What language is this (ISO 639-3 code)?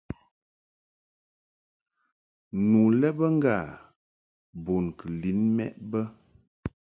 mhk